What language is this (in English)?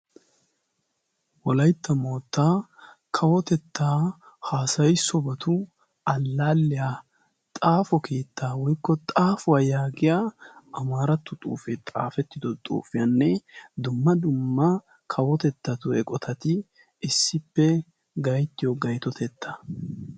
Wolaytta